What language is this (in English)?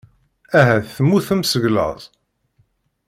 Kabyle